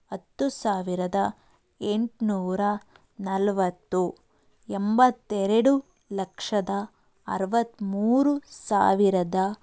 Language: Kannada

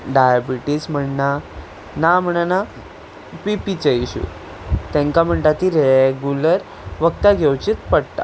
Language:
Konkani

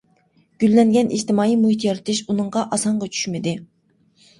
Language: Uyghur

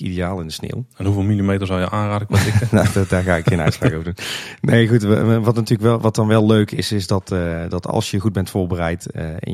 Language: Dutch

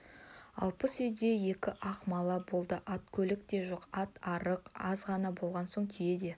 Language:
Kazakh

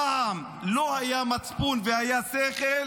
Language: Hebrew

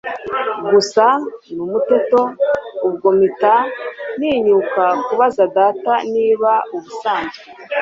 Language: Kinyarwanda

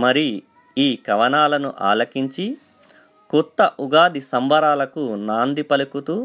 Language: Telugu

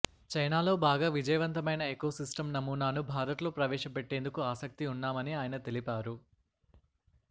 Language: Telugu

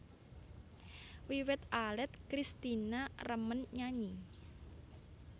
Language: Javanese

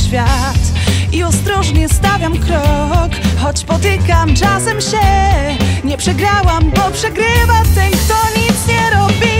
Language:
Polish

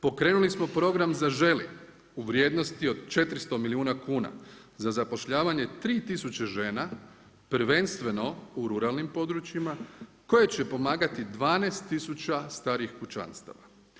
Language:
Croatian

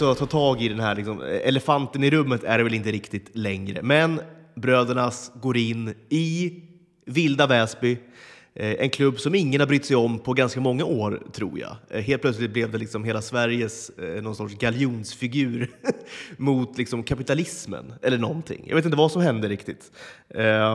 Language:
Swedish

